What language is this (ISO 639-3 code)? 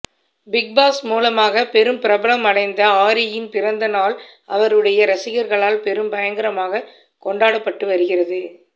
tam